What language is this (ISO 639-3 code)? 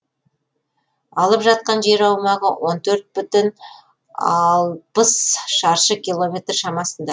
kaz